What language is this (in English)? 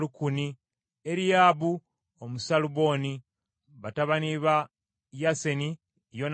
Ganda